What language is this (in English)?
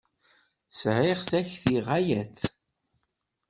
Kabyle